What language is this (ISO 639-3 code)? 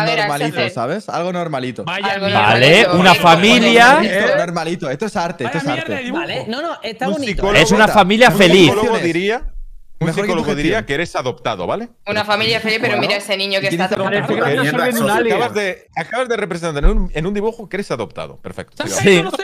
spa